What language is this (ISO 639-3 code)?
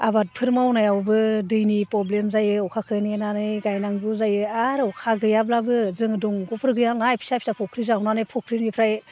brx